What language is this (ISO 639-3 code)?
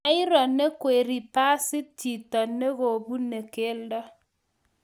kln